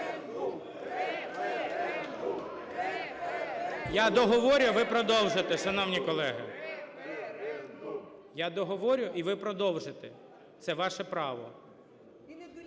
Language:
Ukrainian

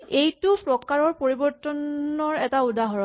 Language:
Assamese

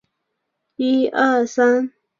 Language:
Chinese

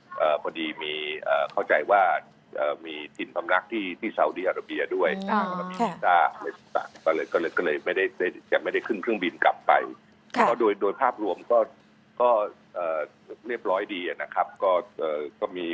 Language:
Thai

